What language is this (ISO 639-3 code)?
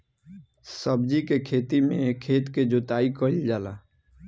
bho